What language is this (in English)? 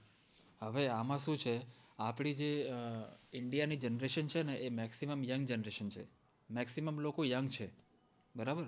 Gujarati